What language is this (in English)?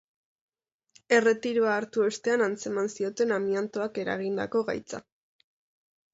Basque